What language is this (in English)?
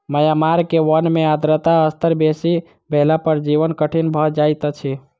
Maithili